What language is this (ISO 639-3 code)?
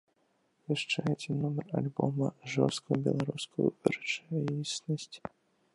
bel